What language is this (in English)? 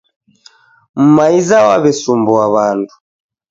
Taita